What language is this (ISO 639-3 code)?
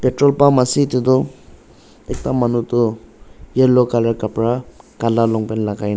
nag